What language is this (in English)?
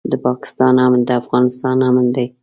Pashto